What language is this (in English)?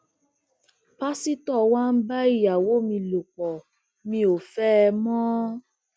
Yoruba